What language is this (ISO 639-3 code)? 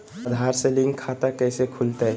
mag